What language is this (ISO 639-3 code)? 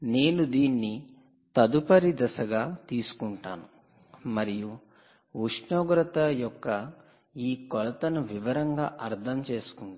tel